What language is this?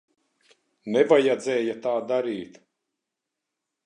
Latvian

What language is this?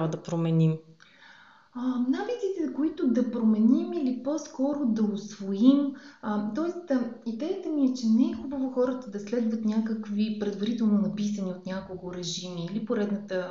Bulgarian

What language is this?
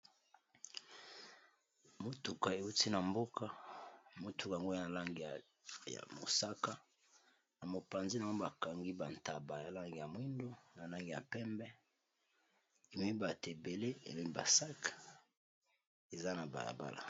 Lingala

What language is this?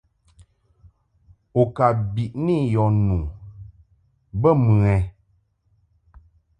Mungaka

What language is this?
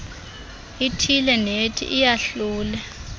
Xhosa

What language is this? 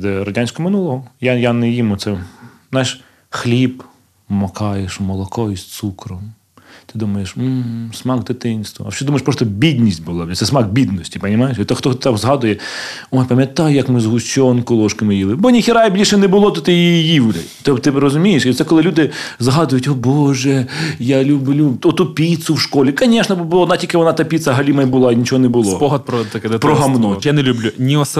Ukrainian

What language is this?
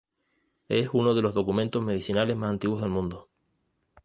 Spanish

